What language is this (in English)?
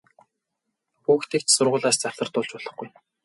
Mongolian